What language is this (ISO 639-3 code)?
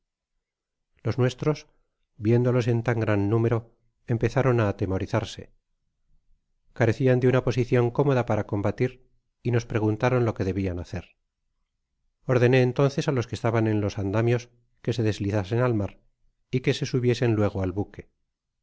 spa